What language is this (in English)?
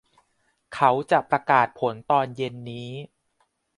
Thai